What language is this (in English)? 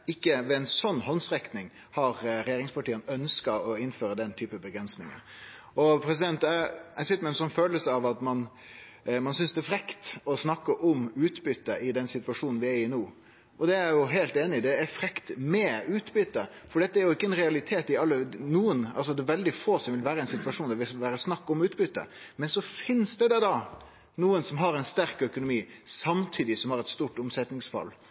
Norwegian Nynorsk